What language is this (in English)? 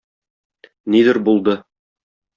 Tatar